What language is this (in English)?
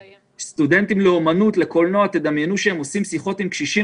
Hebrew